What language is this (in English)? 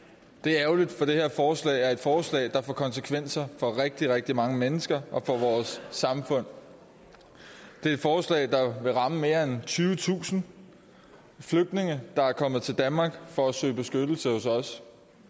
Danish